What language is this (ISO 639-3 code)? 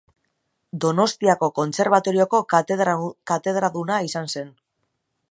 eus